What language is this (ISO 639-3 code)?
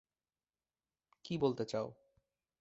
ben